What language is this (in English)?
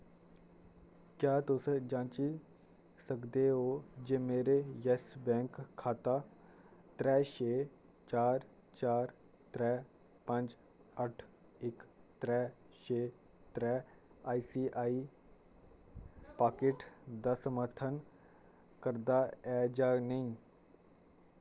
Dogri